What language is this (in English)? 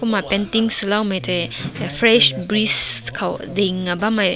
Rongmei Naga